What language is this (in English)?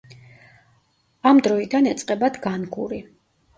Georgian